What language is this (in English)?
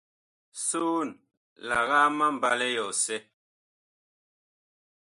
Bakoko